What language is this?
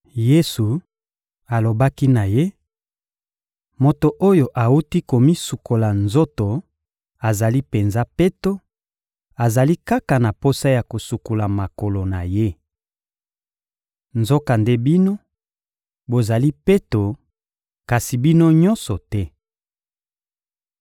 Lingala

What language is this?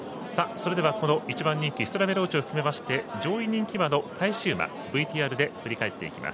Japanese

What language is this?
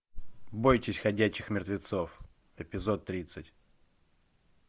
Russian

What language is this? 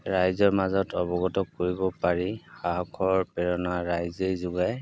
Assamese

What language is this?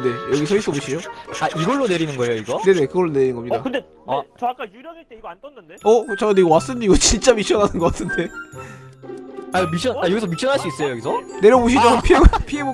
Korean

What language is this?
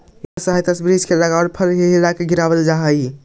Magahi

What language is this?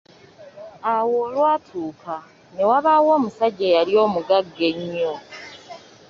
Ganda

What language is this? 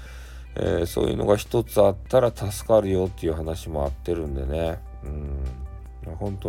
Japanese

